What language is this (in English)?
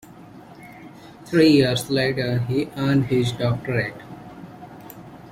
English